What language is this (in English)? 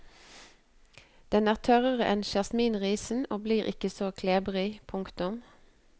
Norwegian